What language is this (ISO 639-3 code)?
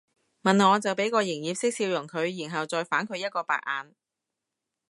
yue